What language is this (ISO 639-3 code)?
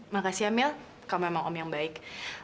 ind